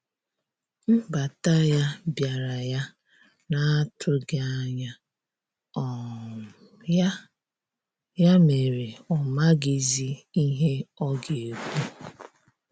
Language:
Igbo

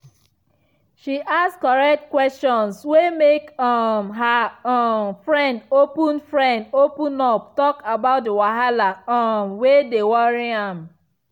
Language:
Nigerian Pidgin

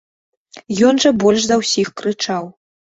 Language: Belarusian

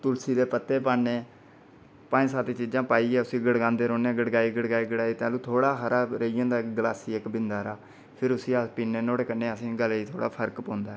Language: Dogri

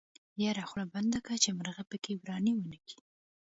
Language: Pashto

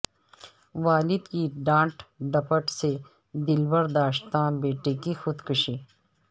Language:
Urdu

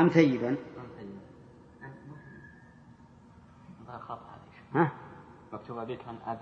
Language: Arabic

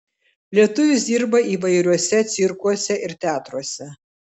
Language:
Lithuanian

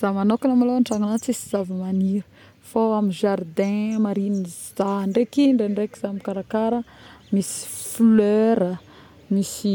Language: Northern Betsimisaraka Malagasy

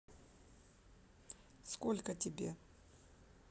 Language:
Russian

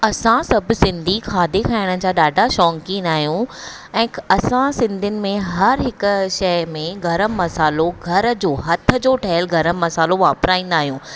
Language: Sindhi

